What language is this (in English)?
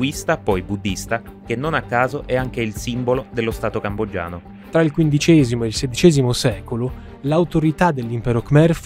Italian